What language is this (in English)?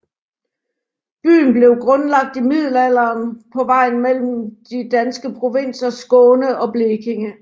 Danish